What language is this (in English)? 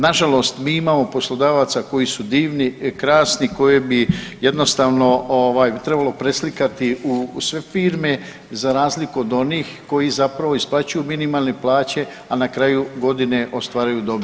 Croatian